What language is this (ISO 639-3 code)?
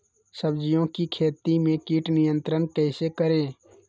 mag